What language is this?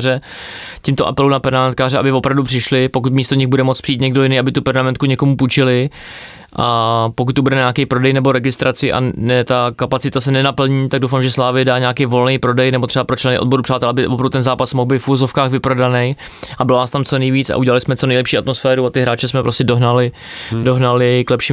Czech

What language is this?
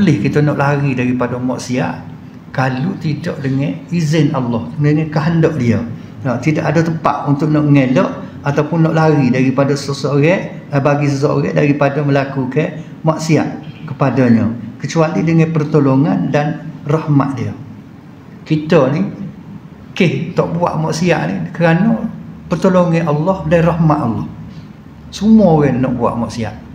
Malay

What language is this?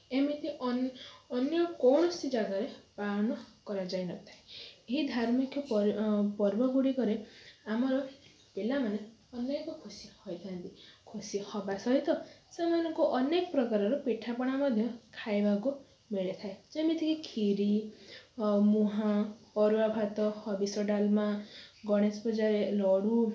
Odia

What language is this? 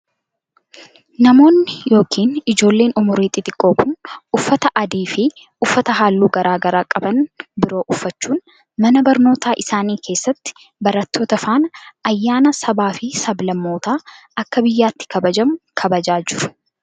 Oromo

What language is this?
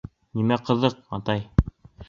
Bashkir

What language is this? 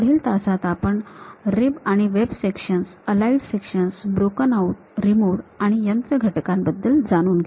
Marathi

